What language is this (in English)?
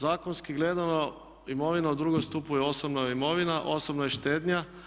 Croatian